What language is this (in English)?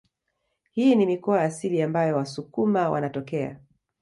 Swahili